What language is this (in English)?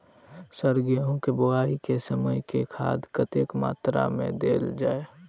Maithili